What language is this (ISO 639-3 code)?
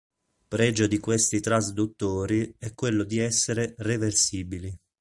ita